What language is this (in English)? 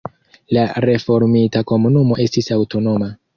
Esperanto